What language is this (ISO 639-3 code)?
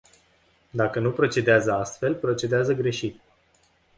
ron